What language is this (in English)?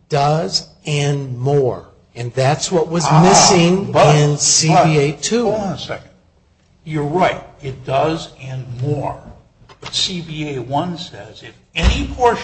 English